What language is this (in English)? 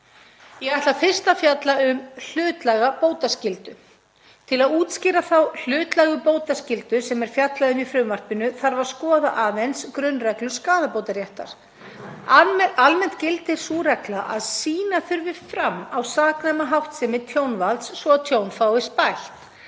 Icelandic